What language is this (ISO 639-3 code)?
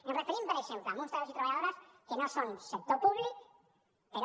cat